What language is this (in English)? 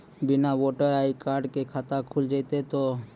Maithili